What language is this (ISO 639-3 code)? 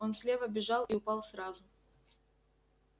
rus